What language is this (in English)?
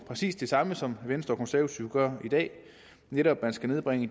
Danish